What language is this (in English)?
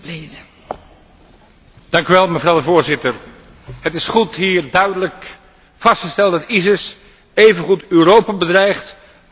Dutch